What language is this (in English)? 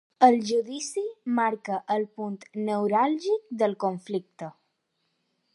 Catalan